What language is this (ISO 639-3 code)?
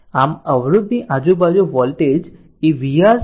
guj